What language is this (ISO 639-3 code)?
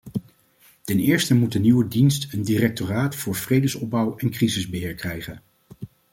nld